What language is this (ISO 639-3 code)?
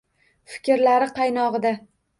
uzb